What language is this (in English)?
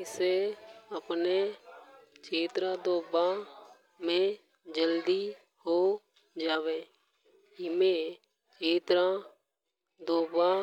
Hadothi